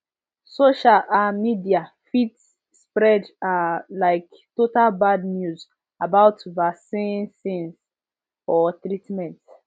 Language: Nigerian Pidgin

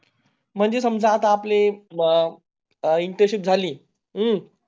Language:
Marathi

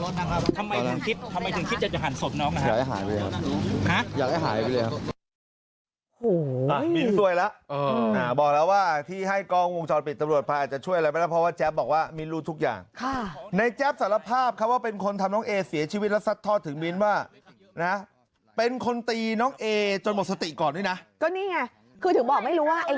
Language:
Thai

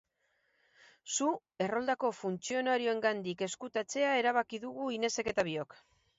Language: Basque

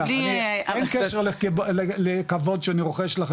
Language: Hebrew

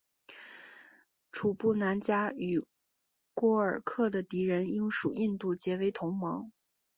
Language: Chinese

